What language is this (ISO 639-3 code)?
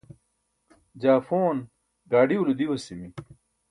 bsk